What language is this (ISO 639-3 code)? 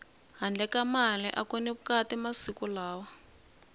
tso